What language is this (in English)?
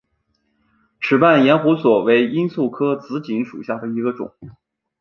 Chinese